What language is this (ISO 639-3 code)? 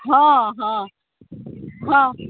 mai